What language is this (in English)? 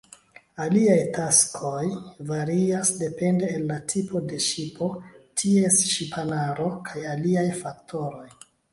Esperanto